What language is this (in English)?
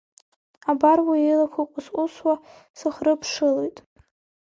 Abkhazian